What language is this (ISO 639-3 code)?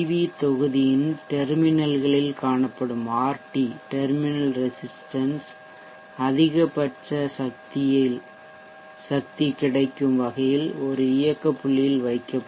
tam